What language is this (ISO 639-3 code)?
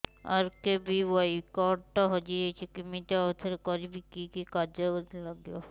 ori